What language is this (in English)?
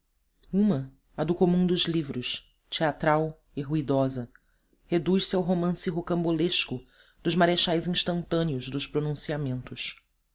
Portuguese